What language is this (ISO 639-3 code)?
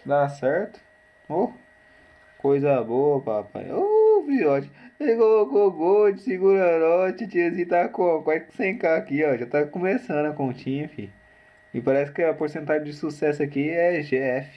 por